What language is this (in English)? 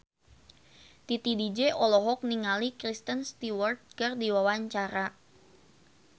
Sundanese